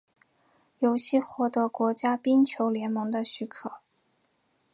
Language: Chinese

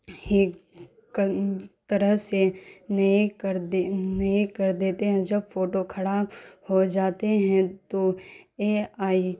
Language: Urdu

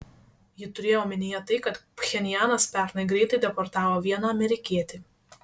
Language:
Lithuanian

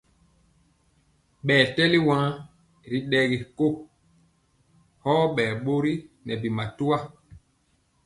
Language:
Mpiemo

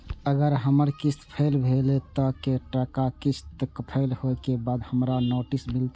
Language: Maithili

